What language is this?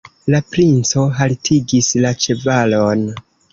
Esperanto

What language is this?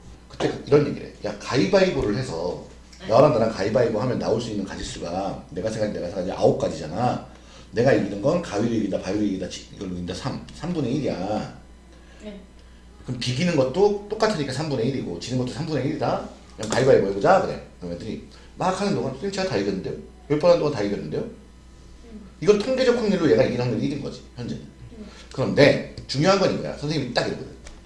Korean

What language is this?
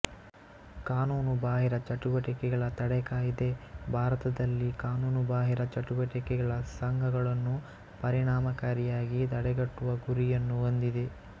Kannada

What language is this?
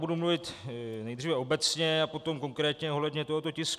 Czech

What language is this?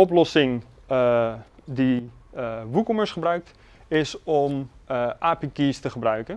Dutch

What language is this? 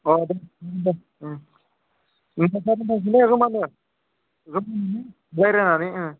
Bodo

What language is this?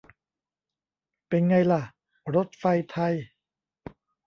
Thai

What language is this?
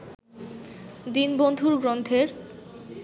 Bangla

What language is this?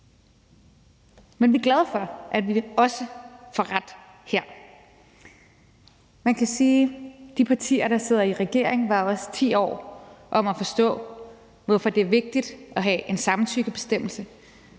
Danish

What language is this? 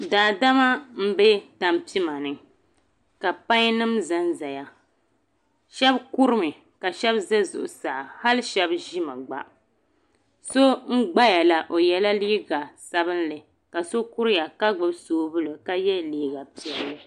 Dagbani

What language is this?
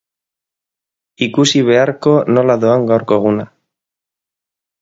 Basque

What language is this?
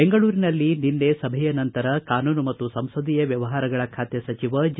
Kannada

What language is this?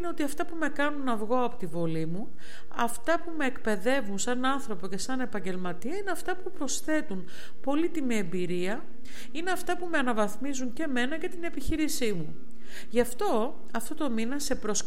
Greek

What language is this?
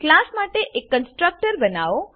Gujarati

